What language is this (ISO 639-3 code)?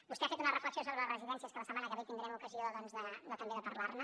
cat